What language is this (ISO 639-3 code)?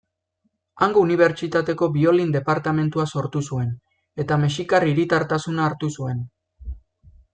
eus